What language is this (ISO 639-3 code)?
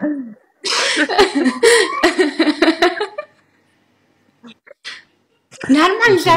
tur